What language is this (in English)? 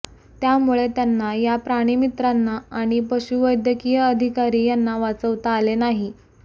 Marathi